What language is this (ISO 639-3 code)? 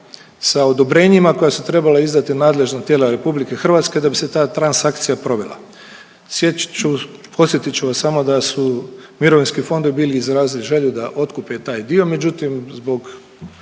hrv